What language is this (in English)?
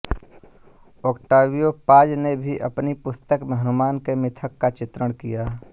Hindi